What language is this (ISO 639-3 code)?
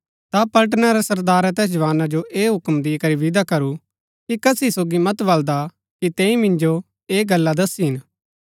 gbk